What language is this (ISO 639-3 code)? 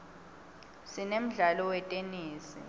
ssw